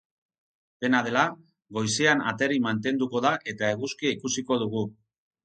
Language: Basque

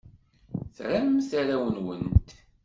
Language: Kabyle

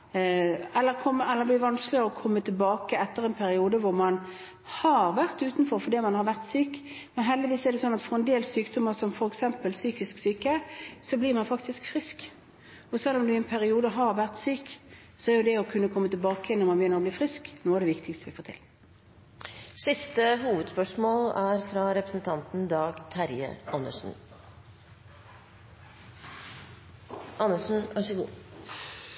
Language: Norwegian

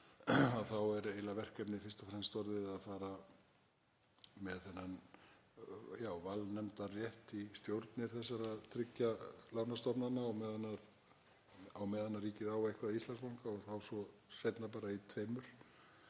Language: Icelandic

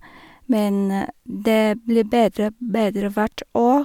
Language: Norwegian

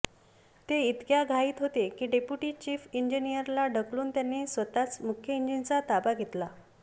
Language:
Marathi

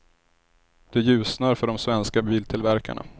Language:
Swedish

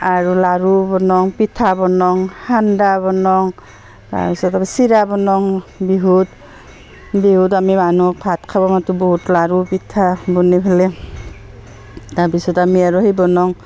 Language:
Assamese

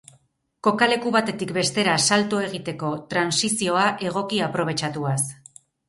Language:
Basque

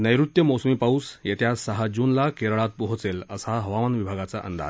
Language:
Marathi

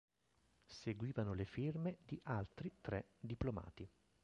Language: Italian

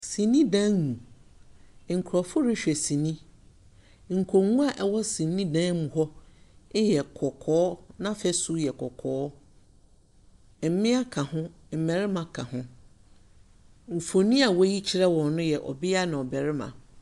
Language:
Akan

